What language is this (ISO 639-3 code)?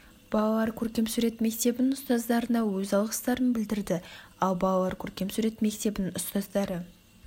kaz